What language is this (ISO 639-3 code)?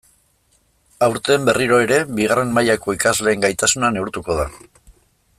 eus